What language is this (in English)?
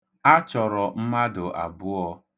Igbo